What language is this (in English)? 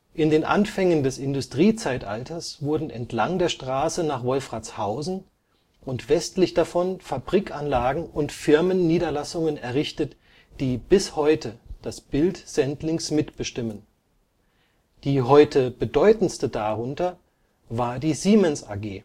German